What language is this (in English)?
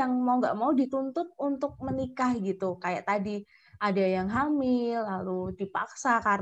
Indonesian